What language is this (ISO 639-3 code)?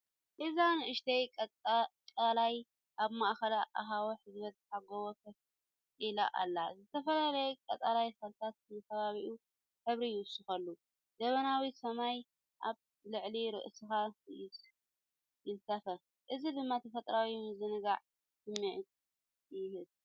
tir